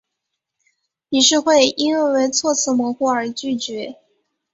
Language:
Chinese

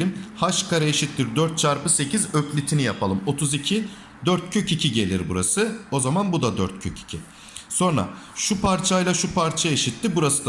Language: Turkish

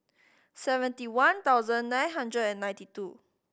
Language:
English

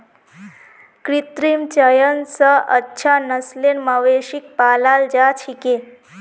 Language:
Magahi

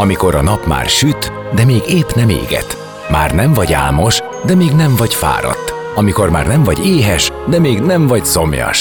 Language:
Hungarian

